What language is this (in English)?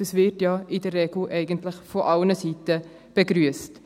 Swiss German